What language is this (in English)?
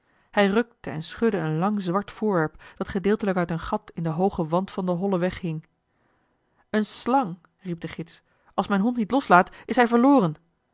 Dutch